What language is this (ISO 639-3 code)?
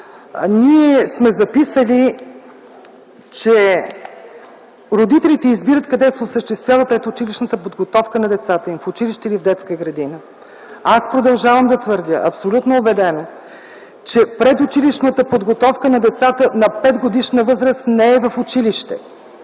bul